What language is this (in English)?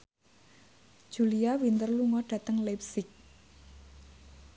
Javanese